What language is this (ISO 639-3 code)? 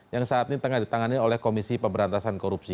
ind